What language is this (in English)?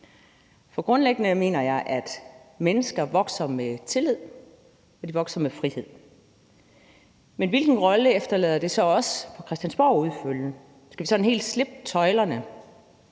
Danish